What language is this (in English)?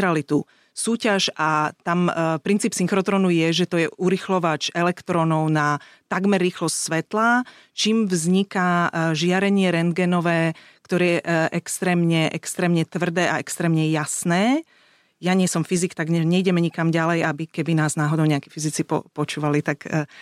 Slovak